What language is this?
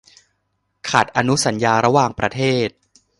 Thai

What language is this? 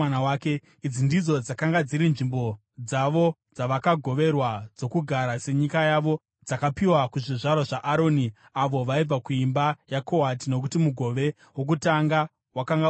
Shona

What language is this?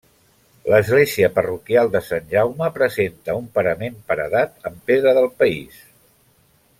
Catalan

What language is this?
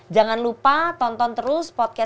Indonesian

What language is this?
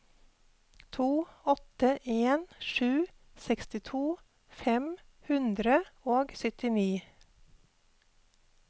Norwegian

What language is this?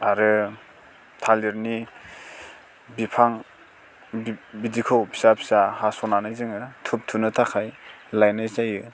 Bodo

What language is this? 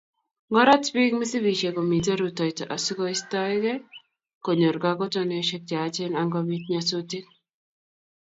Kalenjin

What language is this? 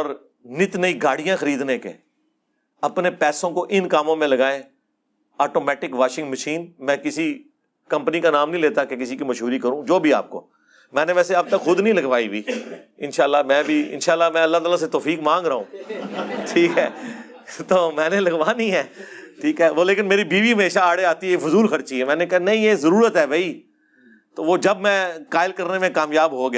Urdu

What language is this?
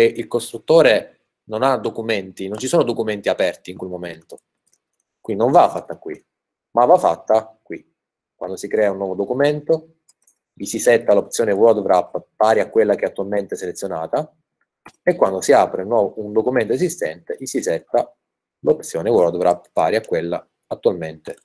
Italian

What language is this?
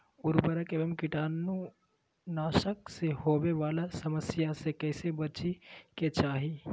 Magahi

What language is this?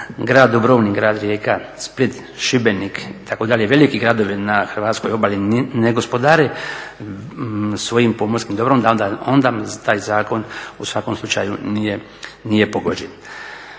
Croatian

